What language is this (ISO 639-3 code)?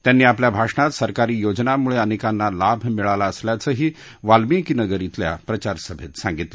mar